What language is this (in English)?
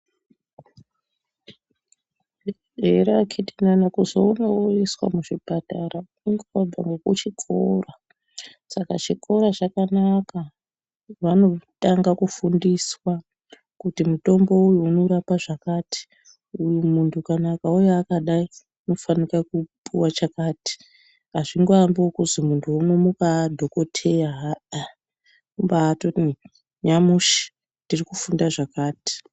Ndau